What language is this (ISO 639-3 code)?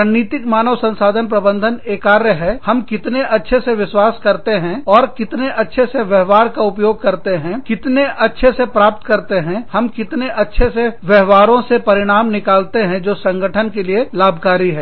hin